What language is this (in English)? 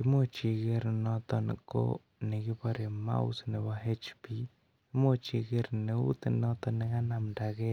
Kalenjin